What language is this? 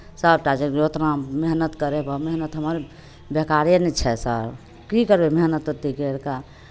Maithili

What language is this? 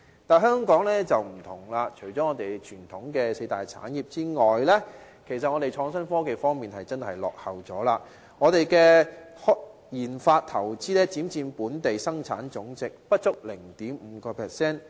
Cantonese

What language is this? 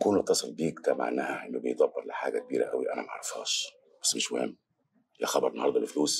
Arabic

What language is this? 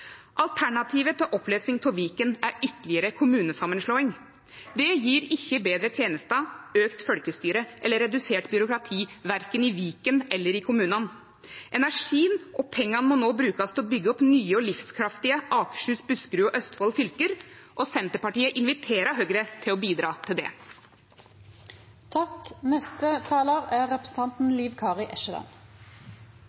Norwegian Nynorsk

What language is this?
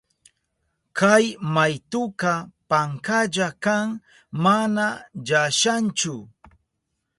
Southern Pastaza Quechua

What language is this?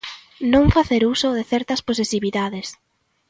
Galician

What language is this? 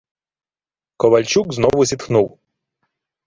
Ukrainian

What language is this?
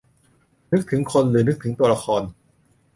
Thai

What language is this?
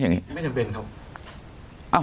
Thai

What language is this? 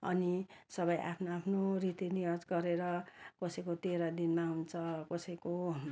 Nepali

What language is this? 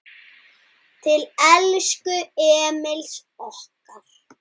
Icelandic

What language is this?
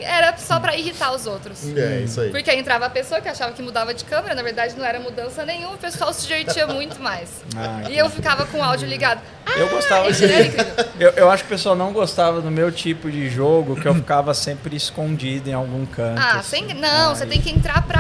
Portuguese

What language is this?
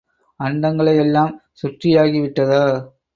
Tamil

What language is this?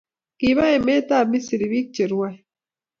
Kalenjin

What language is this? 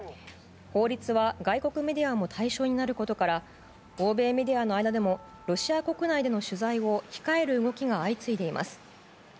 Japanese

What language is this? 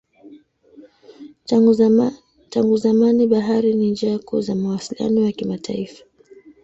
Swahili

